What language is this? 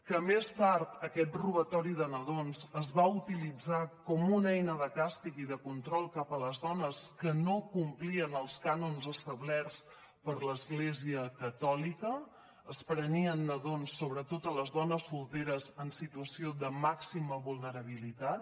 Catalan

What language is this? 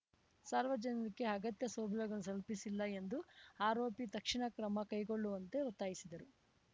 Kannada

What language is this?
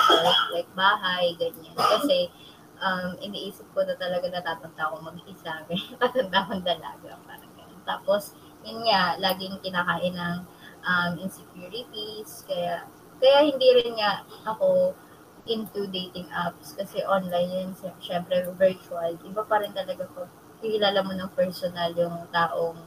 Filipino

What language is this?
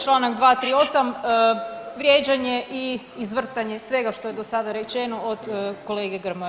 Croatian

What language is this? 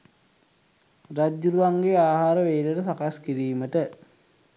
Sinhala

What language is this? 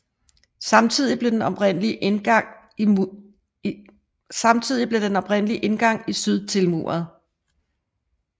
Danish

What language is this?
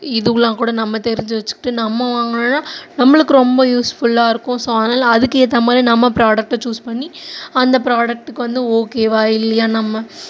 Tamil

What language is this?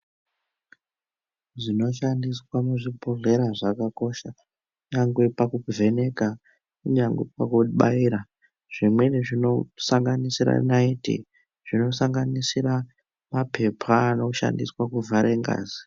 Ndau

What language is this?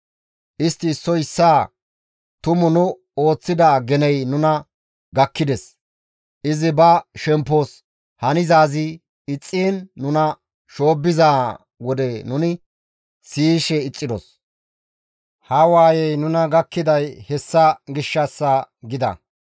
Gamo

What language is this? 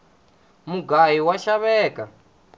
Tsonga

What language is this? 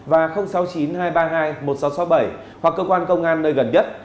Vietnamese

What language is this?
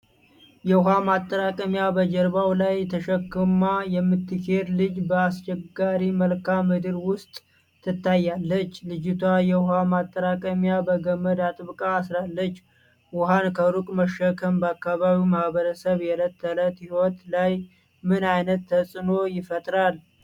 Amharic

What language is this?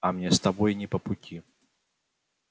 Russian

